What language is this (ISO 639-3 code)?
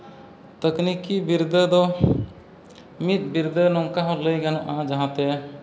sat